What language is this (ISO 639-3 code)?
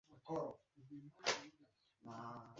swa